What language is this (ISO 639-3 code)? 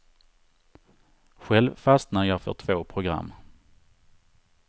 swe